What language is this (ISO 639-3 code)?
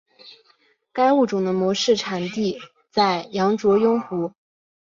zho